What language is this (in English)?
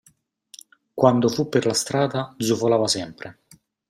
Italian